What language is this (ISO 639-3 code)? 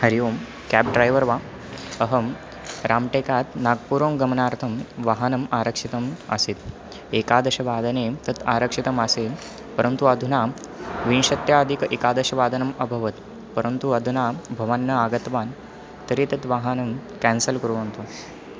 san